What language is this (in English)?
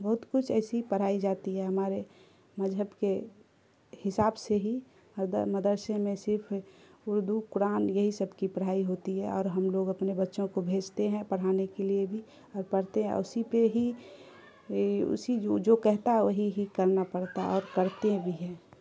Urdu